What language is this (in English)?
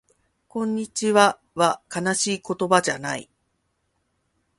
Japanese